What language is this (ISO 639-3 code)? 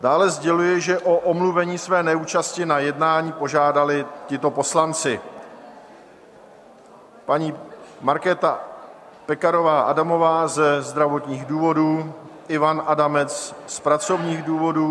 ces